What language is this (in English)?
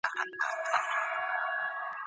Pashto